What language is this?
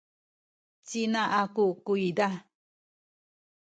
Sakizaya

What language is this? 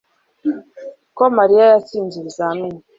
Kinyarwanda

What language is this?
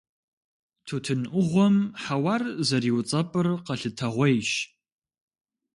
Kabardian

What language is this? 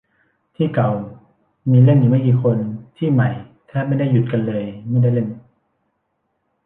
Thai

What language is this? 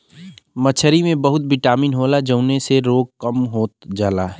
Bhojpuri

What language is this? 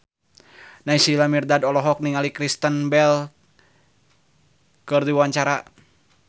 Sundanese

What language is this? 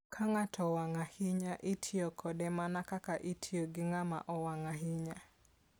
Luo (Kenya and Tanzania)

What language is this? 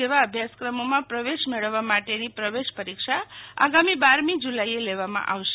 Gujarati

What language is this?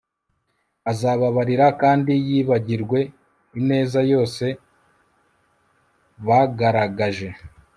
Kinyarwanda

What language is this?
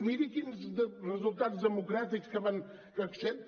Catalan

